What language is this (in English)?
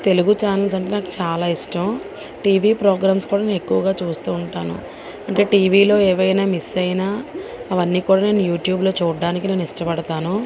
Telugu